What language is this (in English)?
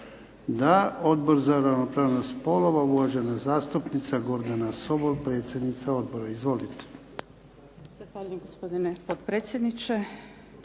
Croatian